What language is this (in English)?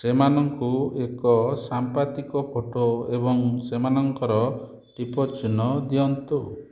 Odia